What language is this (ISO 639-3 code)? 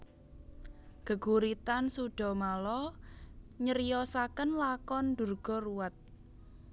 jav